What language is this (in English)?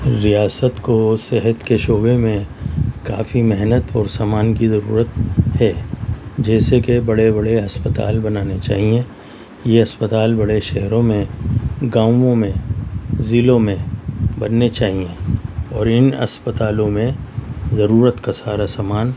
Urdu